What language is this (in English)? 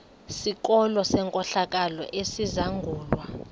Xhosa